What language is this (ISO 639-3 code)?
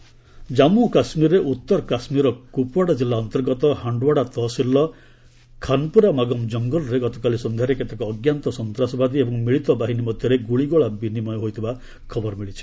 ori